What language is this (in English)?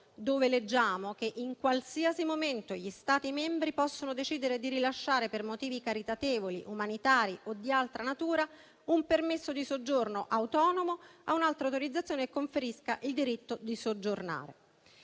Italian